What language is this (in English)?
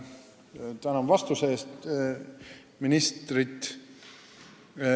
Estonian